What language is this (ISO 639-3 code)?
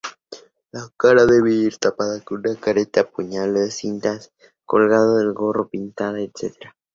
spa